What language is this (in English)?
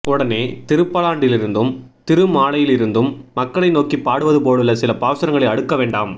Tamil